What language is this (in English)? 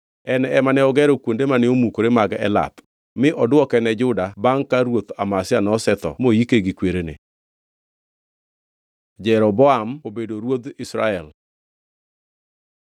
Luo (Kenya and Tanzania)